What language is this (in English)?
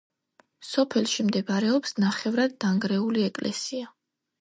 Georgian